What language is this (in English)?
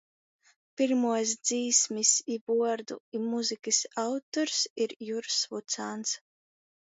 Latgalian